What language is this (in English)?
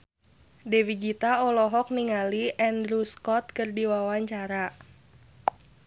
Sundanese